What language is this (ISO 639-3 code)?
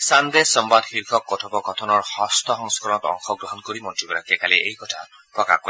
asm